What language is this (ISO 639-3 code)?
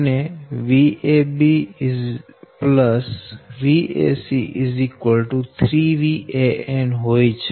guj